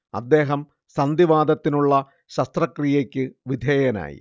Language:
Malayalam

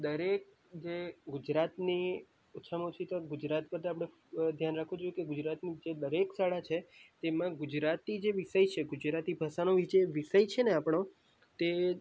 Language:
Gujarati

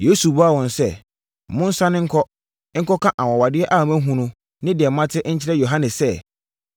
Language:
Akan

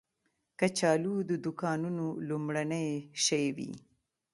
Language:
Pashto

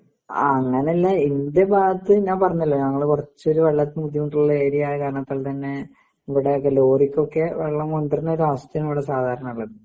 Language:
Malayalam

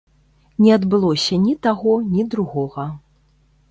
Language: Belarusian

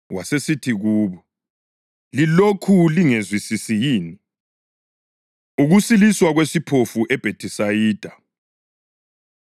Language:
North Ndebele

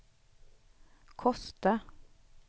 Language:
Swedish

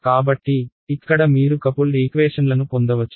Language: Telugu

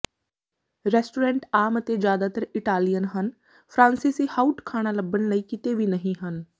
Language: Punjabi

